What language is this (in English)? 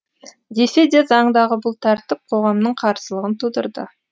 Kazakh